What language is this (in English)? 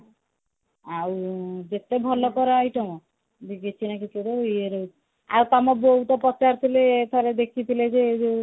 Odia